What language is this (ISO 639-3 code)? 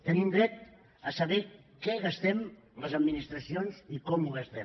cat